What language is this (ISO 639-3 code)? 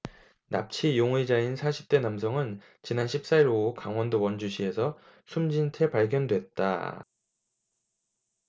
kor